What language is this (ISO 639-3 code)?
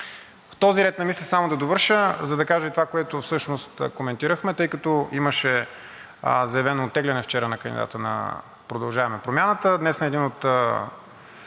bul